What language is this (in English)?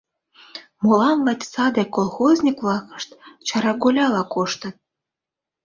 Mari